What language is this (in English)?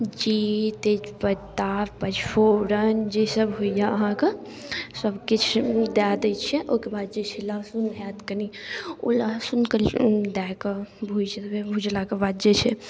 Maithili